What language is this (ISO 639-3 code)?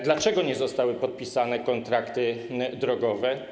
pol